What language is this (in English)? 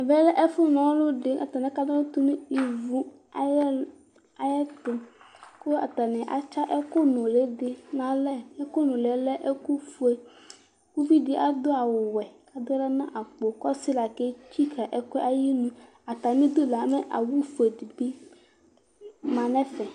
Ikposo